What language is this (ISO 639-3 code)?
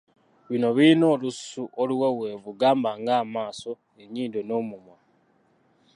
lug